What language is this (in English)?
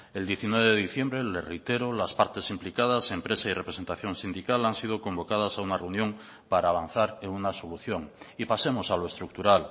Spanish